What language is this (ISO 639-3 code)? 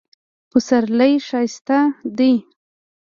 pus